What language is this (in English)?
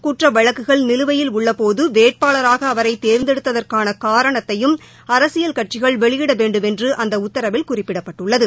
Tamil